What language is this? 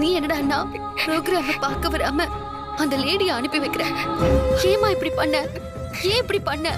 Tamil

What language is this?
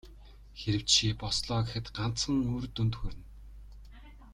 Mongolian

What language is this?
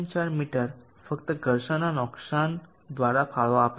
Gujarati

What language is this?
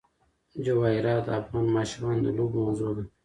Pashto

